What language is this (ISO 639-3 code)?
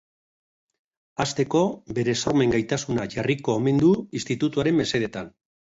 eus